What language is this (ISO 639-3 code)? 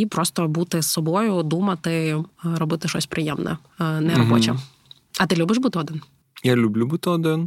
ukr